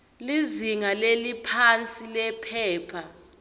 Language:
Swati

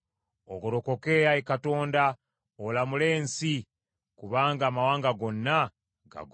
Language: Ganda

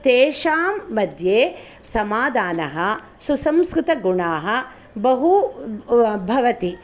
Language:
Sanskrit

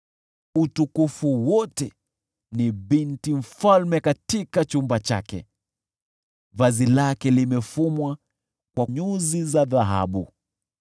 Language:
Swahili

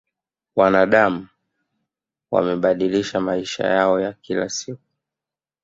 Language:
Swahili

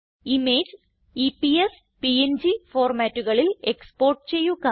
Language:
Malayalam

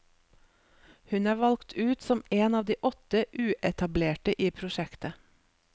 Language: Norwegian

